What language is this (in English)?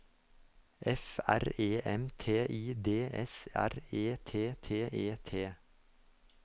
Norwegian